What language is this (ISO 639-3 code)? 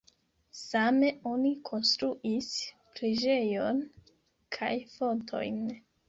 epo